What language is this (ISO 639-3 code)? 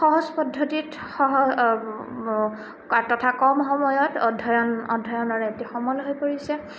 asm